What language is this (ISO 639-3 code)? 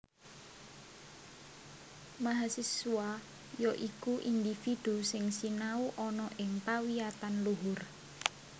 jav